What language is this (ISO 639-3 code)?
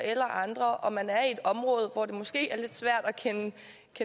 dan